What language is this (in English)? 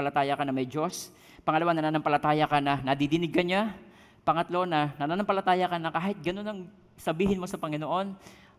Filipino